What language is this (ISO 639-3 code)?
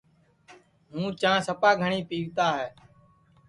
ssi